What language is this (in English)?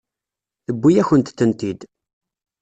Kabyle